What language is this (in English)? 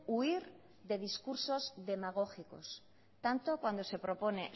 Spanish